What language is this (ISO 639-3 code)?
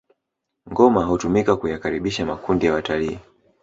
swa